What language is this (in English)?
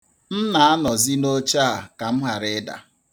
Igbo